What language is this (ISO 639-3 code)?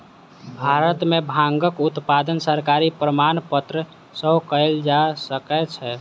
mai